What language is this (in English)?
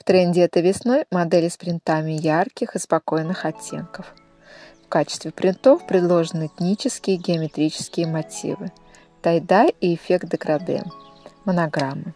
Russian